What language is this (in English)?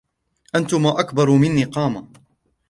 Arabic